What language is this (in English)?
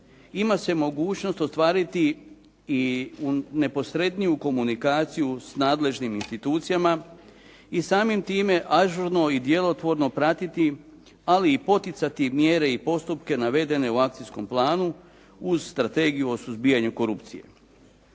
Croatian